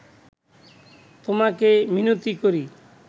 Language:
Bangla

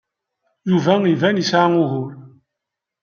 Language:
Kabyle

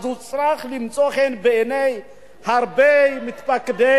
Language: Hebrew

